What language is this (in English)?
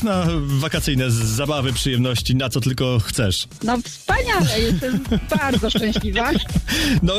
Polish